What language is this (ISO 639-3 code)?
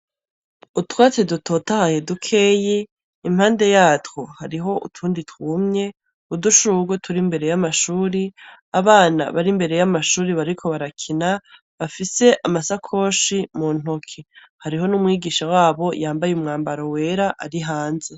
run